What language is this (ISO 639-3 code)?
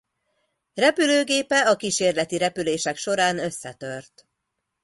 hun